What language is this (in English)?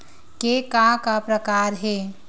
Chhattisgarhi